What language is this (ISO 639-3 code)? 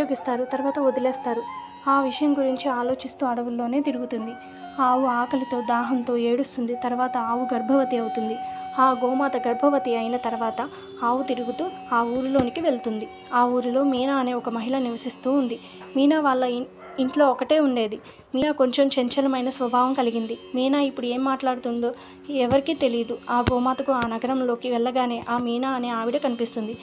tel